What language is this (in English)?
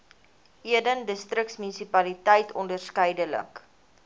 Afrikaans